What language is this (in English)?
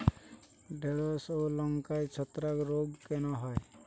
Bangla